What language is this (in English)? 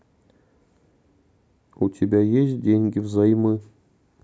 Russian